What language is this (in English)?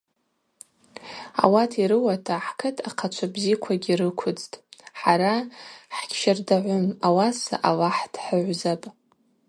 Abaza